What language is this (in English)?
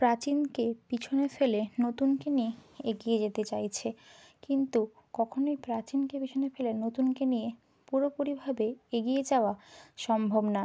Bangla